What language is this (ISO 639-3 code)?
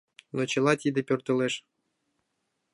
chm